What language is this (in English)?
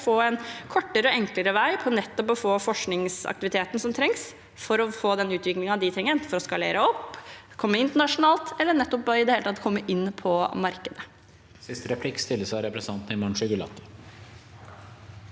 Norwegian